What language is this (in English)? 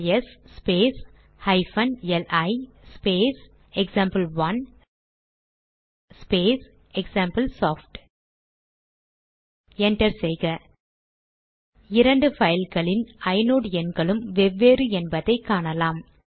Tamil